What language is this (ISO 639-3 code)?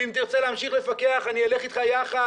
heb